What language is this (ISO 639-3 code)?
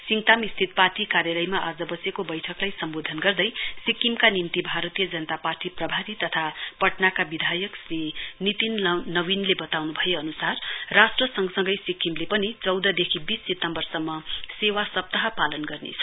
nep